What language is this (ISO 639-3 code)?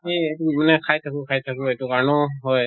asm